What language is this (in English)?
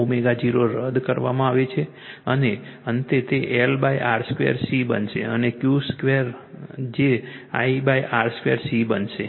Gujarati